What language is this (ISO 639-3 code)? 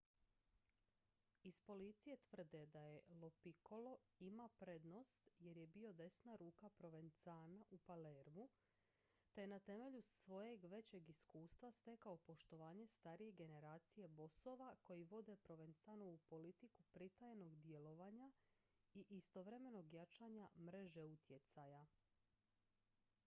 hrv